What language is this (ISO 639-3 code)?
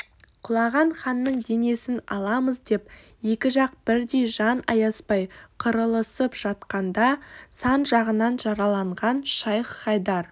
kaz